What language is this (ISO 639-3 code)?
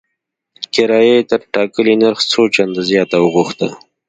pus